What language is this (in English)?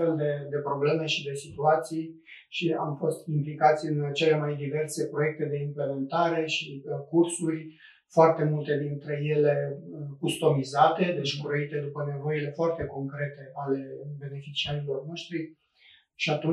Romanian